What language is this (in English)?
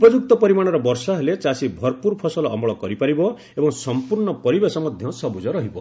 Odia